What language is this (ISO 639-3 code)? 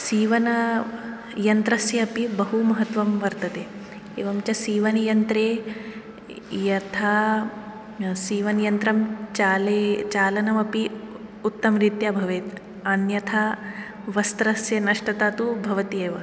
san